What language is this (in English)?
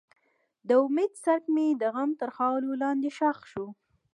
Pashto